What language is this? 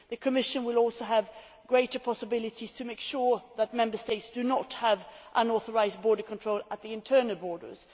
English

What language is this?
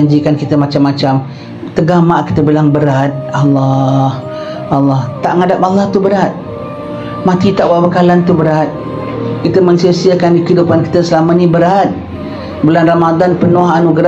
Malay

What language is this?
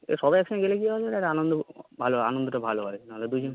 Bangla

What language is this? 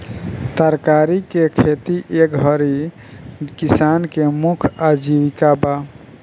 Bhojpuri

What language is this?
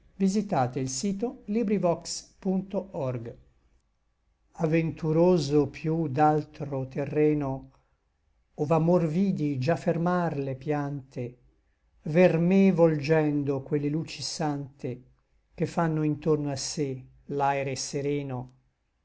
Italian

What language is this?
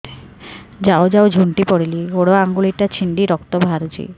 Odia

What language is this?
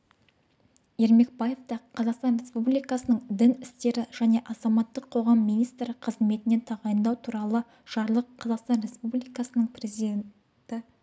Kazakh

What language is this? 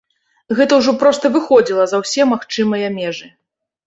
Belarusian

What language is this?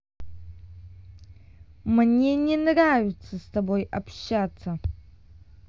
Russian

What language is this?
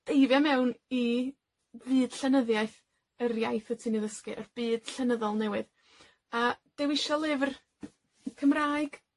Welsh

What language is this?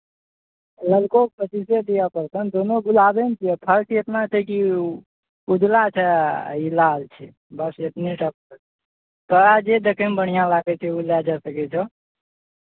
Maithili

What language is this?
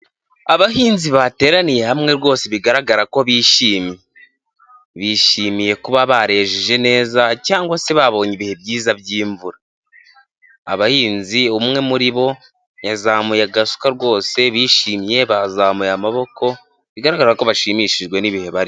Kinyarwanda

